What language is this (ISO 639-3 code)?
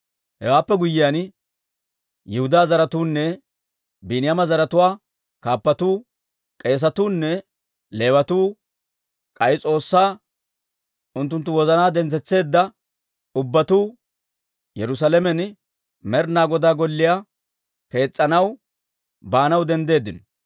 dwr